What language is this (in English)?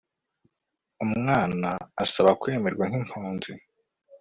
Kinyarwanda